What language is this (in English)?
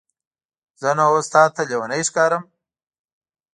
Pashto